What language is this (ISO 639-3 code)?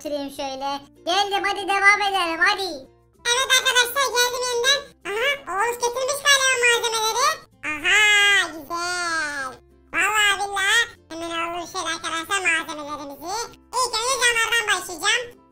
tur